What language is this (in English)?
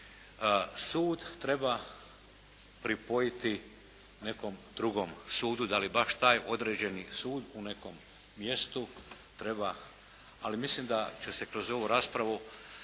Croatian